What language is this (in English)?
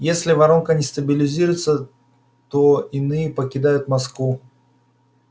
Russian